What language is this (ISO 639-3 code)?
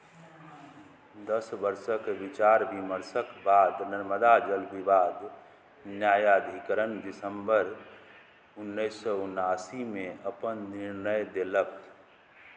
mai